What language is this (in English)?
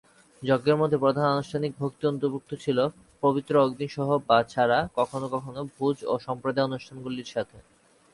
Bangla